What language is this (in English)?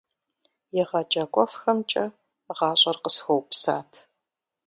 Kabardian